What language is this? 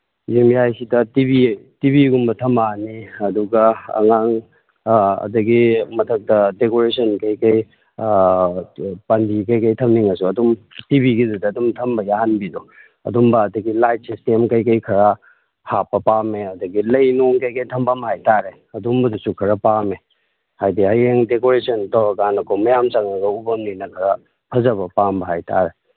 Manipuri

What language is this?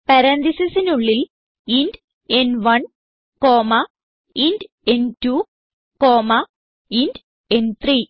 Malayalam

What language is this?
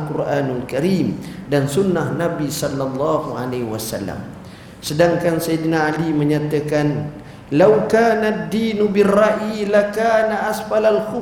Malay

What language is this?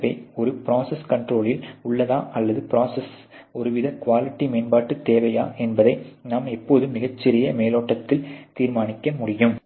Tamil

